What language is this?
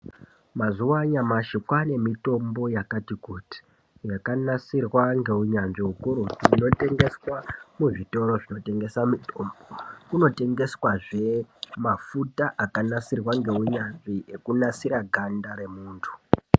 Ndau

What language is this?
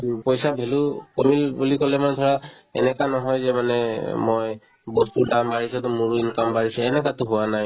Assamese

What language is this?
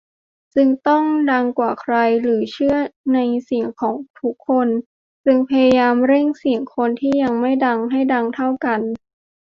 Thai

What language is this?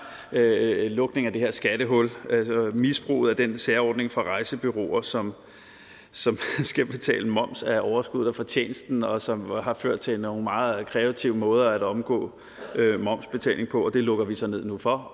Danish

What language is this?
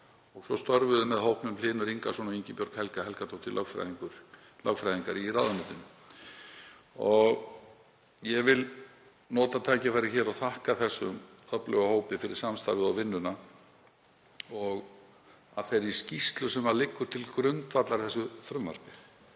Icelandic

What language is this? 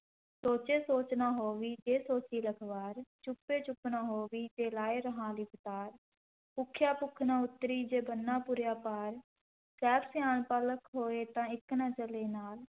Punjabi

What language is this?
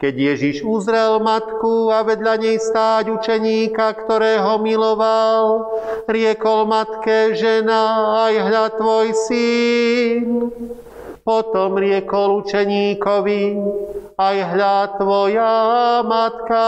Slovak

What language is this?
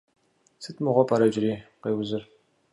Kabardian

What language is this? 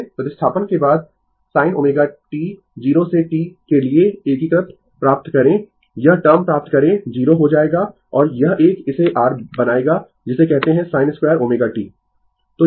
Hindi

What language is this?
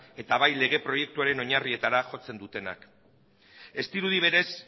Basque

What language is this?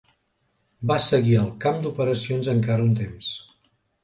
Catalan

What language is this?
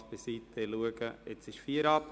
Swiss German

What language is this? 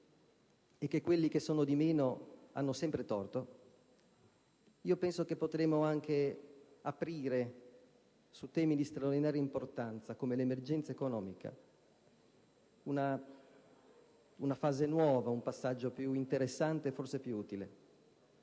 Italian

